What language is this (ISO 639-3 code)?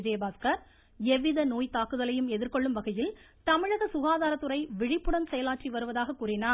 tam